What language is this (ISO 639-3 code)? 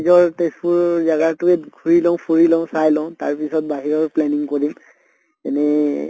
asm